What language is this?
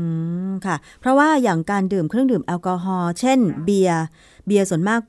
Thai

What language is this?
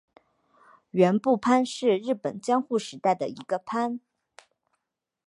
Chinese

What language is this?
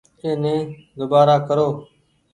Goaria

